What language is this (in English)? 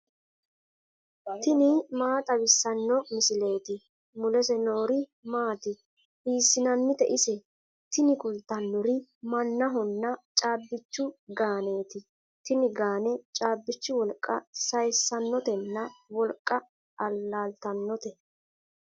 Sidamo